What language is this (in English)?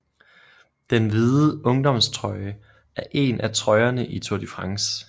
Danish